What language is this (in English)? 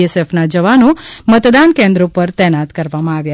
Gujarati